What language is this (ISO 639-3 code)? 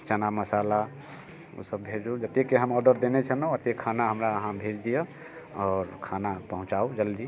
mai